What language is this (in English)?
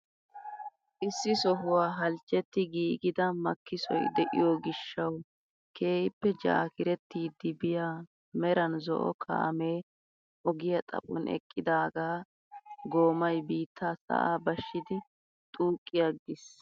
Wolaytta